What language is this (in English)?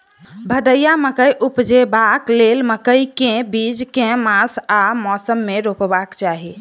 Maithili